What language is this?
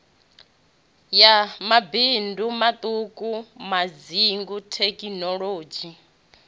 Venda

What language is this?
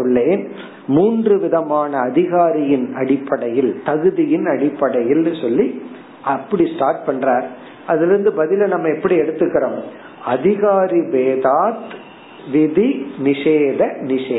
Tamil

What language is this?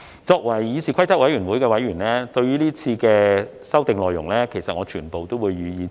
Cantonese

